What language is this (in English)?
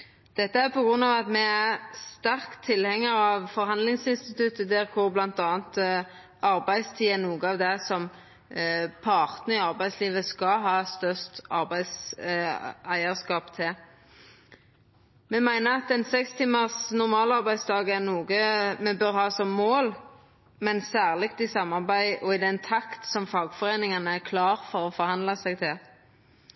Norwegian Nynorsk